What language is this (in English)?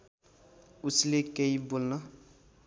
Nepali